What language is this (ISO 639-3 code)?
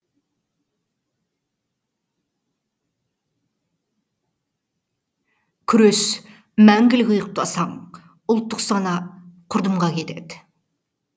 kaz